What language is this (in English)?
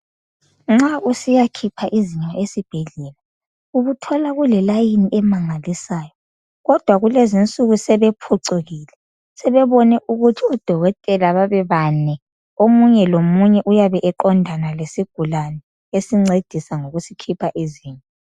North Ndebele